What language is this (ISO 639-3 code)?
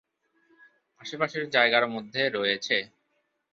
ben